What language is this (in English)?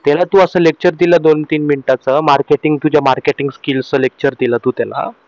Marathi